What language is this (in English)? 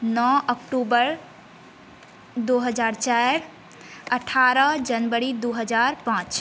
Maithili